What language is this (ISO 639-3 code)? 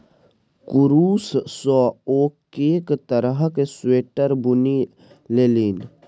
mai